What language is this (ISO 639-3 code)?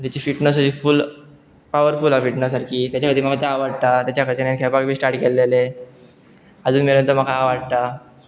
kok